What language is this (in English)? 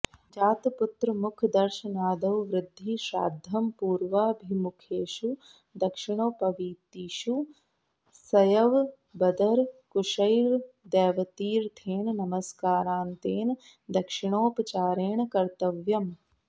Sanskrit